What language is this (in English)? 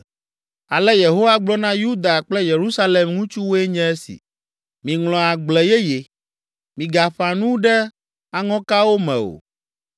Ewe